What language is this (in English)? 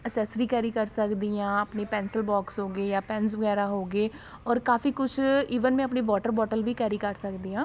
Punjabi